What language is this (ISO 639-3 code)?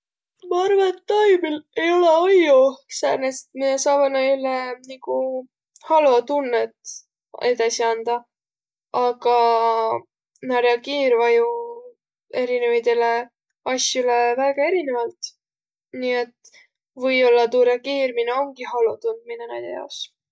vro